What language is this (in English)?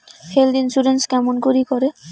Bangla